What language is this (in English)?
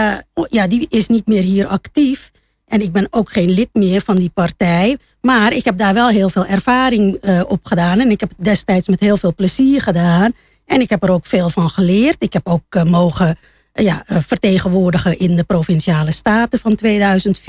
Dutch